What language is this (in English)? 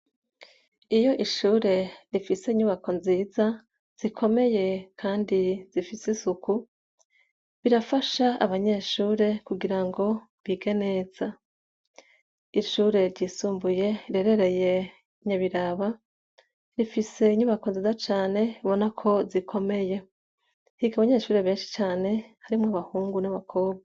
Rundi